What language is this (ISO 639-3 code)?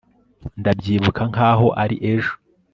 kin